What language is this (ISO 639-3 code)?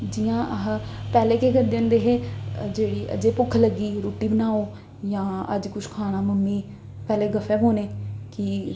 doi